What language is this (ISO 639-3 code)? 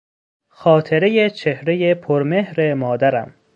fas